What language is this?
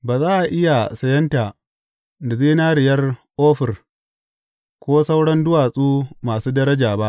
Hausa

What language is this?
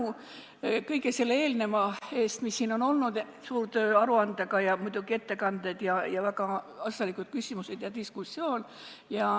Estonian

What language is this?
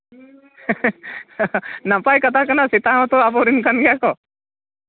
Santali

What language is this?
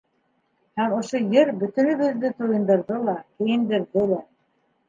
Bashkir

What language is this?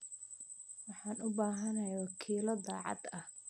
Somali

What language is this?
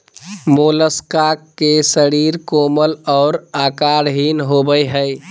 Magahi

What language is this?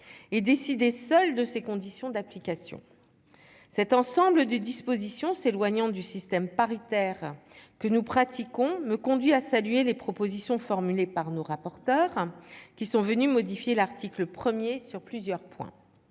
French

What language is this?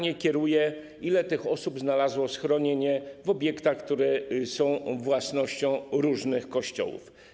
Polish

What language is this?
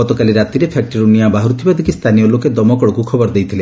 Odia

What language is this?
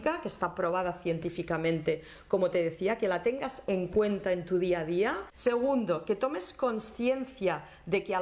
Spanish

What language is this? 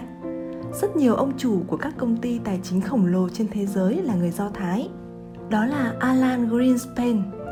Vietnamese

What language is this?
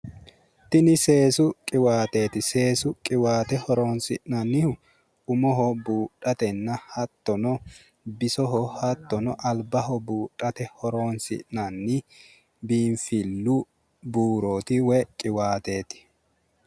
Sidamo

